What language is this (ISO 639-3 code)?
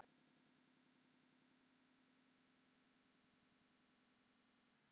isl